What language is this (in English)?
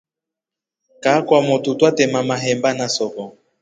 Rombo